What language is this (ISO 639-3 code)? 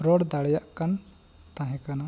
sat